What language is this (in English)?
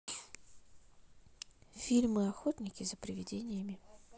Russian